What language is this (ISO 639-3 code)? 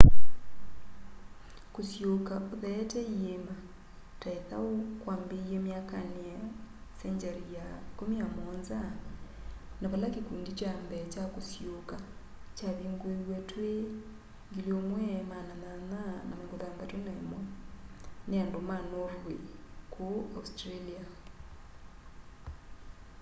kam